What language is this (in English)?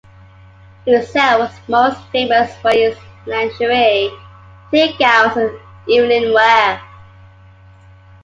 English